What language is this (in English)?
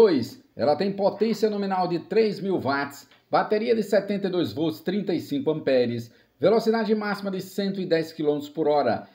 Portuguese